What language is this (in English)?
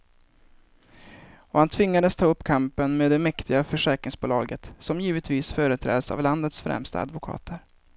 Swedish